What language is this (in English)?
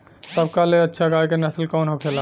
Bhojpuri